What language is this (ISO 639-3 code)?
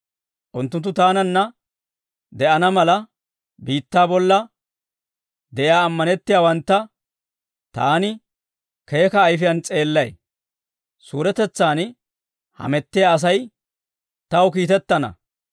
dwr